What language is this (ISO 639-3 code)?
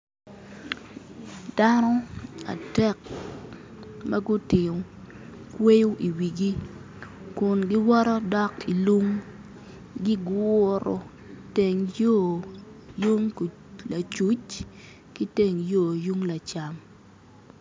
ach